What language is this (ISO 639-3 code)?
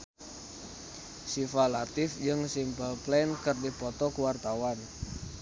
sun